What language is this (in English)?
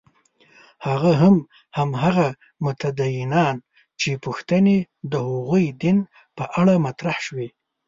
Pashto